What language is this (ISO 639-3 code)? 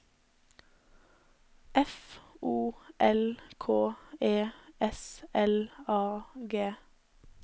nor